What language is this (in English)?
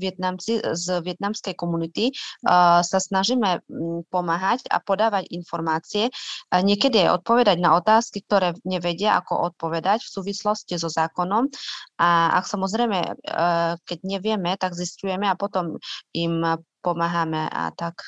Slovak